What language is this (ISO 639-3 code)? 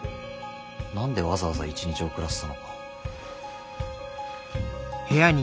jpn